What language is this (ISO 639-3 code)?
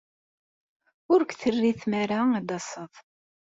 kab